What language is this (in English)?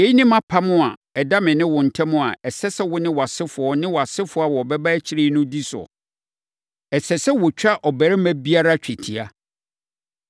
Akan